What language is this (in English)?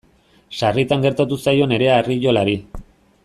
Basque